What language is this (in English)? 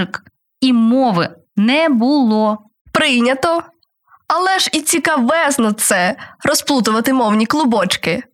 Ukrainian